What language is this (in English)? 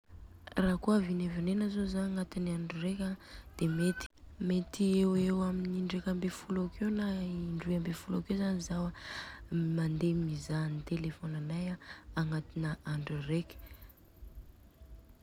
Southern Betsimisaraka Malagasy